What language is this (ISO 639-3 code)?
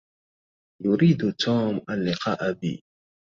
ara